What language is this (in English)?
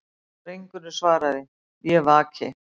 Icelandic